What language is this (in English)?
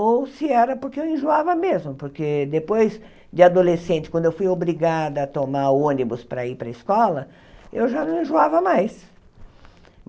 Portuguese